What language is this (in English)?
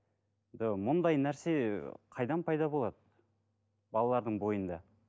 Kazakh